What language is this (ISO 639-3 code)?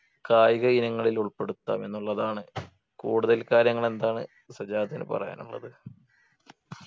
mal